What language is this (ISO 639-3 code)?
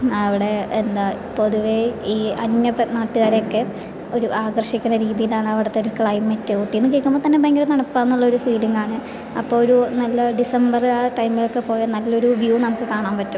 mal